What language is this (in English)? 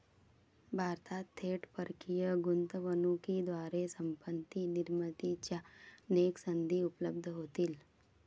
Marathi